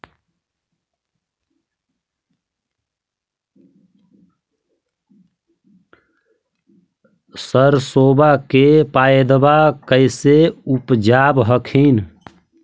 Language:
Magahi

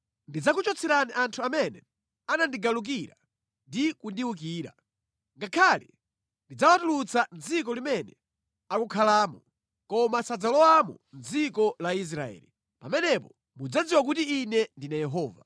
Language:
Nyanja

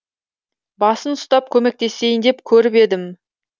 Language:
Kazakh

